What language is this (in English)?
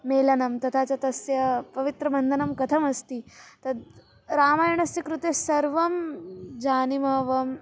Sanskrit